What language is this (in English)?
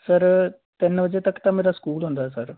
Punjabi